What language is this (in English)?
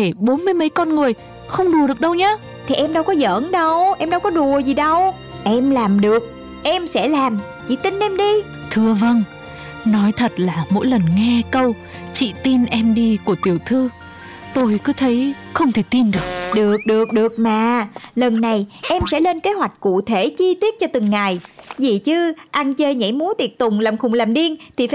Vietnamese